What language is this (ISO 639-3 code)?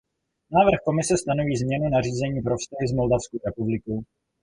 ces